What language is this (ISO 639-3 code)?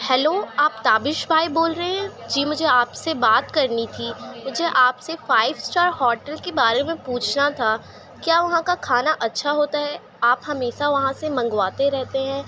urd